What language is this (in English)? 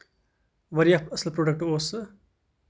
Kashmiri